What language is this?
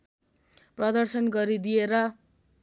Nepali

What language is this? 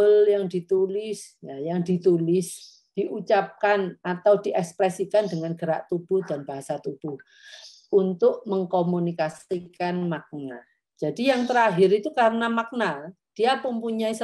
Indonesian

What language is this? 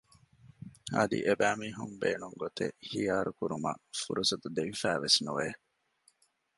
Divehi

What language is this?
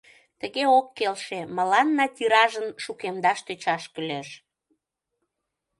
Mari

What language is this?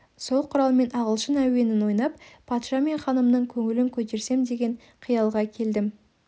Kazakh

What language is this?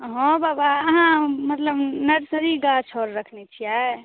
Maithili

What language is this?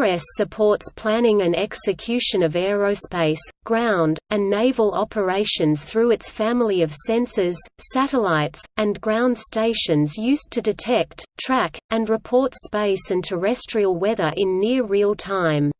English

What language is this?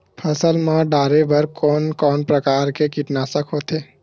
Chhattisgarhi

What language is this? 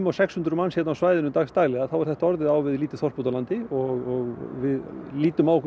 Icelandic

